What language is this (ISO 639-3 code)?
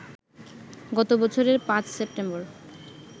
ben